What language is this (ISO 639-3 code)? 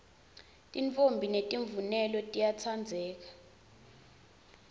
ssw